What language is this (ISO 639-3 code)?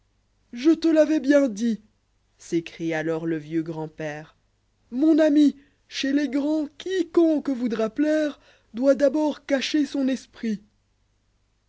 fra